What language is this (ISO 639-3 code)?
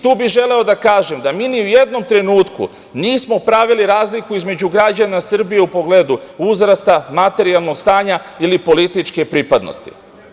srp